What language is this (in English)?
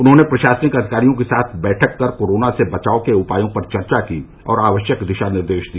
Hindi